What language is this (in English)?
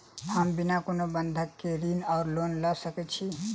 Maithili